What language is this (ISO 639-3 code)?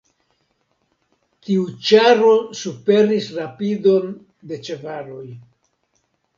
epo